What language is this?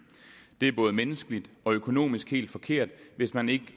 Danish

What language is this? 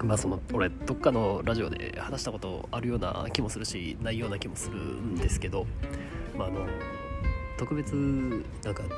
Japanese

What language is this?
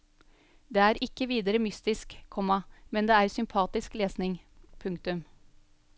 Norwegian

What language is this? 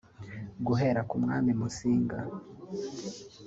Kinyarwanda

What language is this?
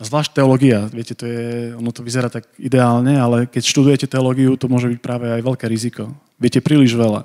Slovak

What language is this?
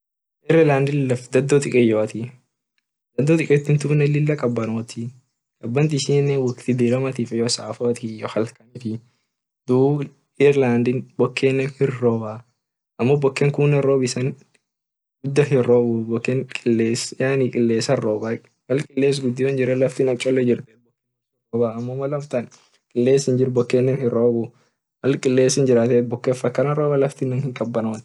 Orma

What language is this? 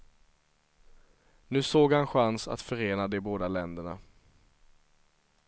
Swedish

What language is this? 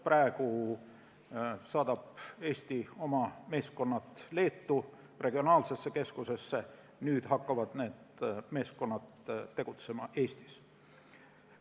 Estonian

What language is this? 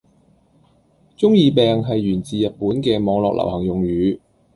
Cantonese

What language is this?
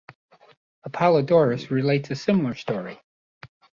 English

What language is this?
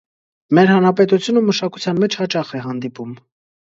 Armenian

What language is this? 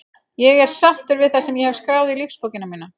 Icelandic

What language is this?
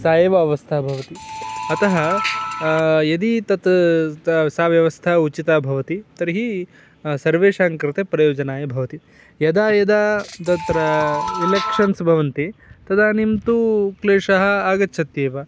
Sanskrit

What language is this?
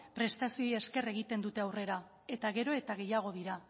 Basque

